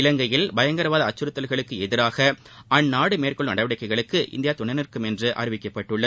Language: Tamil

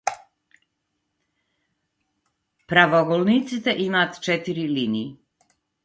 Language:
Macedonian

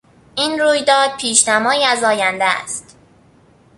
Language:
Persian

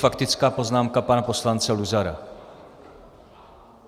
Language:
Czech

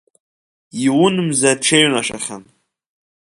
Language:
Abkhazian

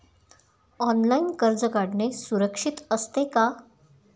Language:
Marathi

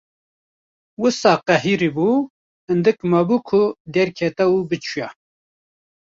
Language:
Kurdish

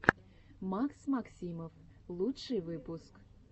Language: Russian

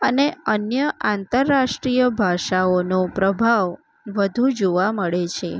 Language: Gujarati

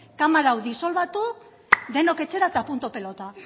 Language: Basque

